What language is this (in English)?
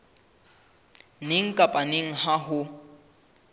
Southern Sotho